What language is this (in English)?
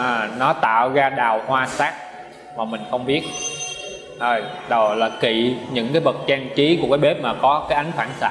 Vietnamese